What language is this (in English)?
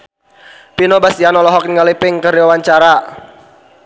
Sundanese